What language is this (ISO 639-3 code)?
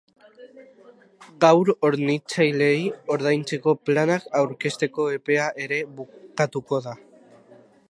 eus